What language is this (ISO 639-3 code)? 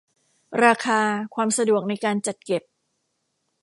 tha